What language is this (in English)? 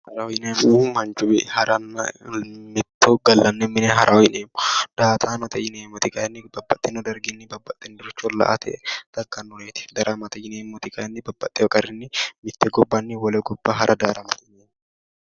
Sidamo